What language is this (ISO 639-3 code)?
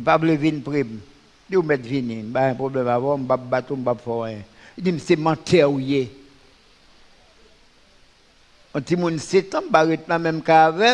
fra